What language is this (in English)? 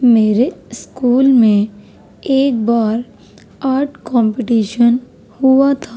Urdu